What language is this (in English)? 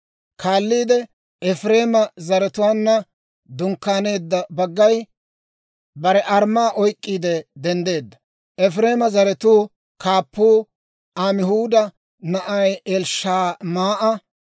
Dawro